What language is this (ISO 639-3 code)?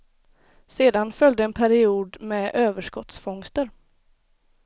swe